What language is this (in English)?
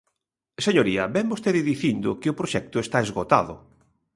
Galician